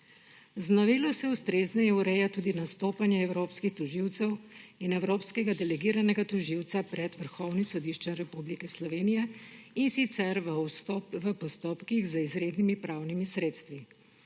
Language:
Slovenian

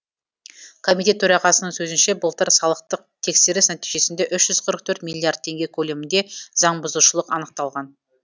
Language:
Kazakh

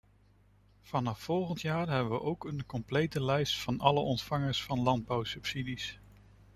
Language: Dutch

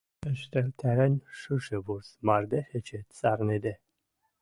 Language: Western Mari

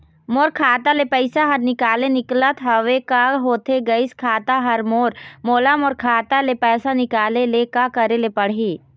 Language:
Chhattisgarhi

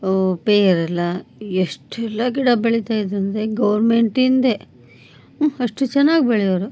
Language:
Kannada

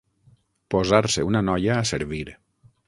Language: Catalan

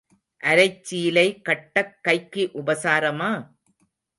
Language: Tamil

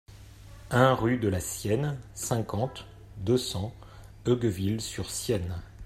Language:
French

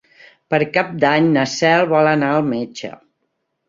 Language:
Catalan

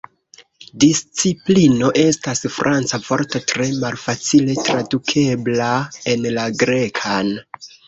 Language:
Esperanto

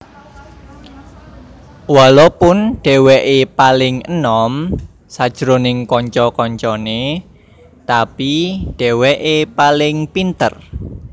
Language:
Javanese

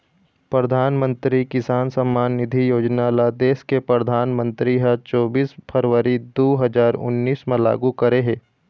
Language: Chhattisgarhi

